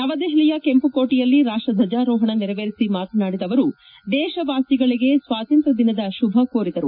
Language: Kannada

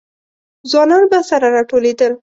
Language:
Pashto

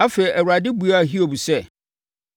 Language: Akan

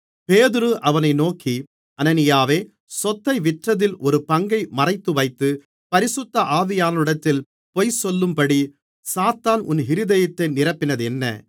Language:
Tamil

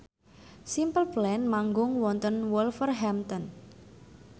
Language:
Javanese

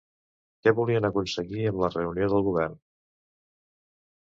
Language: Catalan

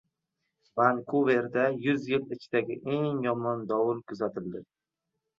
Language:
Uzbek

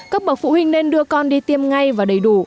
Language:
Vietnamese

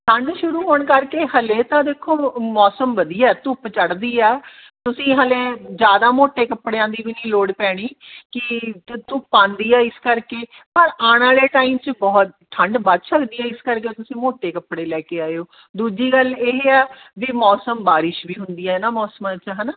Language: Punjabi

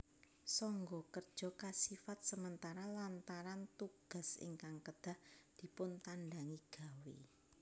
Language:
Javanese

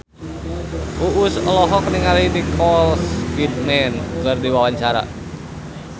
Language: Sundanese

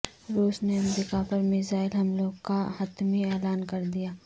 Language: Urdu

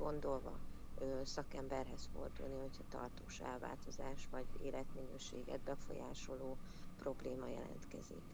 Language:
Hungarian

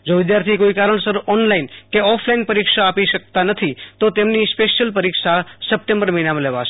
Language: Gujarati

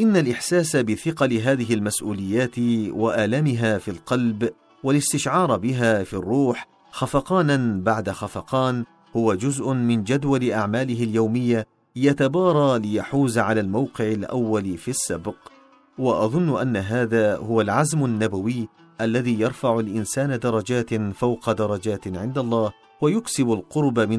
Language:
Arabic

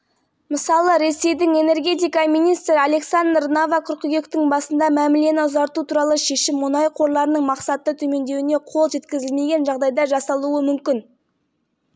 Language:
Kazakh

